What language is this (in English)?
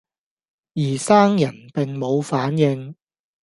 Cantonese